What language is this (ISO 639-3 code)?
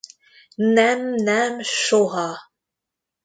hun